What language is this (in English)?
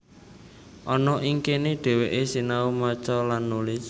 Javanese